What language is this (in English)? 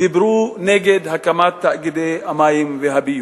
Hebrew